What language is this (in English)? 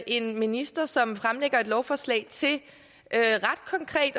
Danish